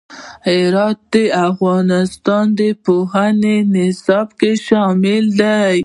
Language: Pashto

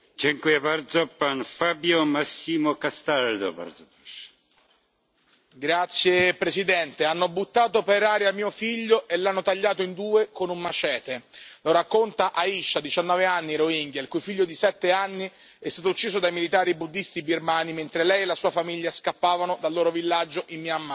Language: Italian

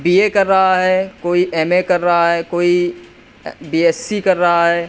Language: Urdu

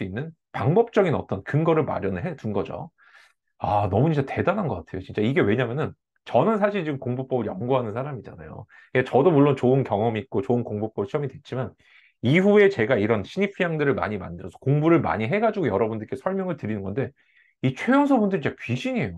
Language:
Korean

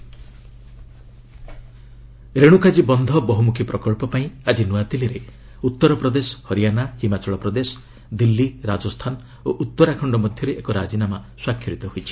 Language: Odia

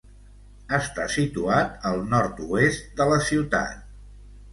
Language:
Catalan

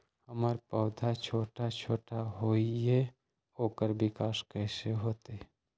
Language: Magahi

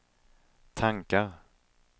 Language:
Swedish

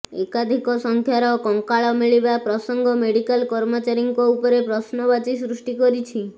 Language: Odia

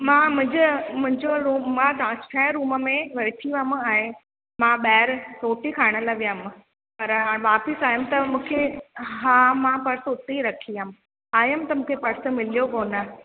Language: Sindhi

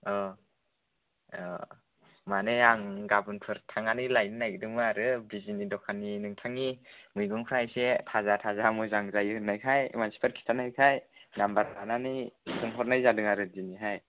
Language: Bodo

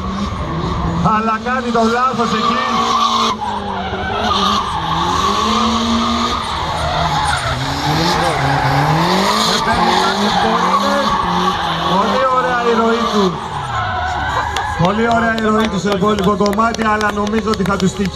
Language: Greek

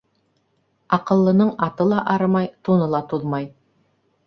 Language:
Bashkir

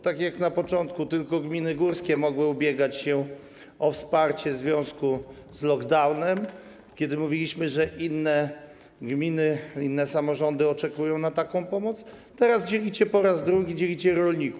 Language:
Polish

